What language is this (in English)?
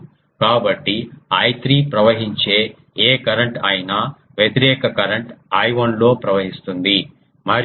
Telugu